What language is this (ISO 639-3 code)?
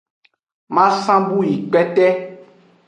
ajg